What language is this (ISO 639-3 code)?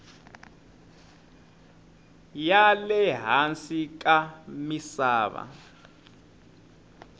tso